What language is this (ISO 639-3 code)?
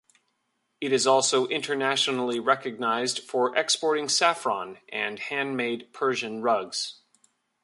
eng